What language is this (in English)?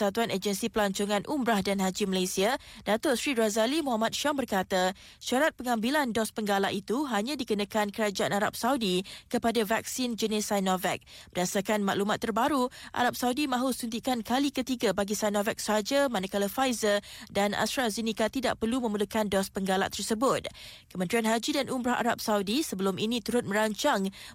Malay